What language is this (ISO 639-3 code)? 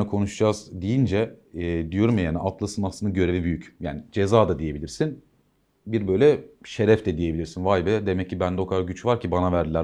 tur